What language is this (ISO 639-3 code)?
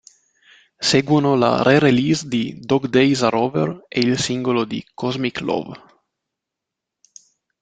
ita